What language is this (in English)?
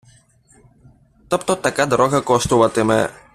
Ukrainian